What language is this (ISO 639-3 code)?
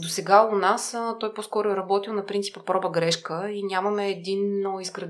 bul